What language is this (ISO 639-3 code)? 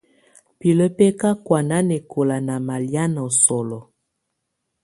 tvu